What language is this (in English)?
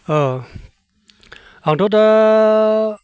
Bodo